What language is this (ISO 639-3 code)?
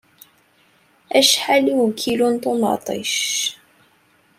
kab